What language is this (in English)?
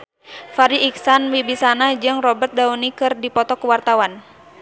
Sundanese